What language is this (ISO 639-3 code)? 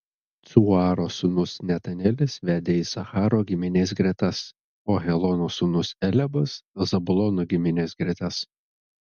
lit